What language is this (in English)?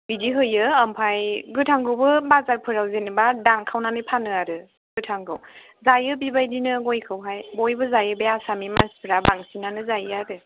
Bodo